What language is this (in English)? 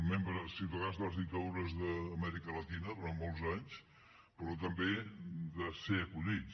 Catalan